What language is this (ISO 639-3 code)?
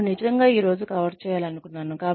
tel